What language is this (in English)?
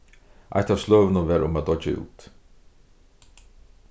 Faroese